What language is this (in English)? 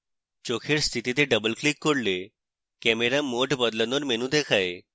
Bangla